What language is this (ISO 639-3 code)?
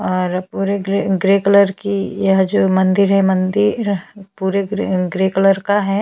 hin